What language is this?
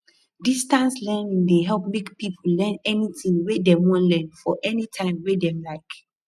Nigerian Pidgin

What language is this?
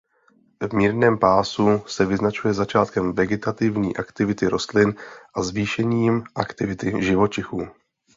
Czech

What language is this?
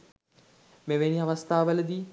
Sinhala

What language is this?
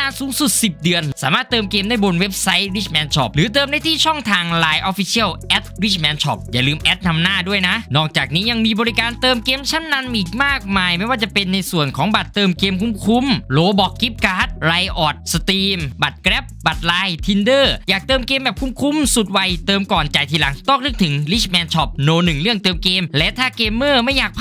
Thai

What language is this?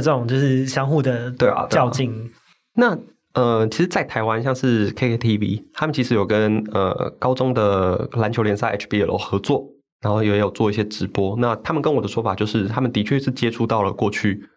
Chinese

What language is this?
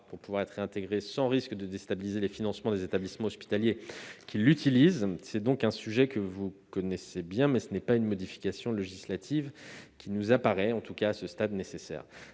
French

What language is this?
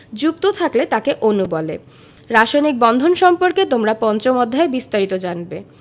Bangla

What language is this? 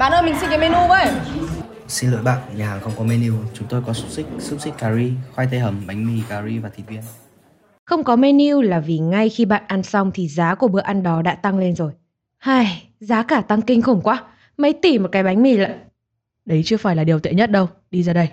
Vietnamese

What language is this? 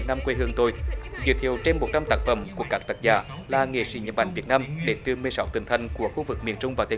Vietnamese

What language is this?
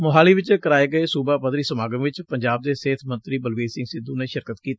Punjabi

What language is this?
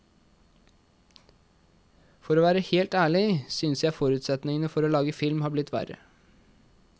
Norwegian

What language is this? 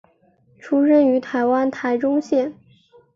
Chinese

